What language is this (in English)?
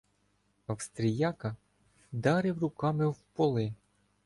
Ukrainian